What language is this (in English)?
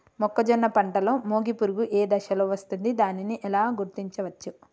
Telugu